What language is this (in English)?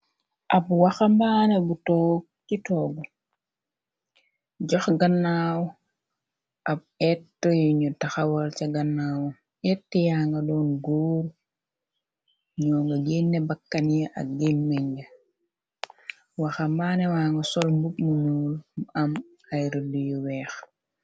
Wolof